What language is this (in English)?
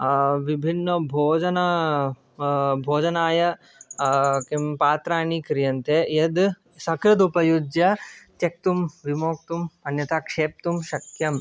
Sanskrit